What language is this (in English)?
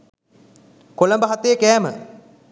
Sinhala